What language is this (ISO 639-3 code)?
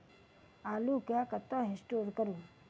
mai